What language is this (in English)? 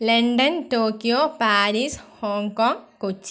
Malayalam